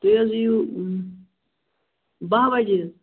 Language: Kashmiri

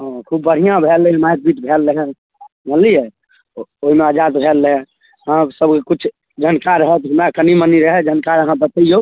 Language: Maithili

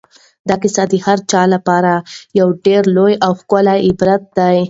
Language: Pashto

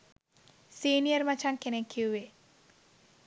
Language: Sinhala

